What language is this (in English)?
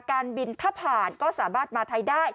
Thai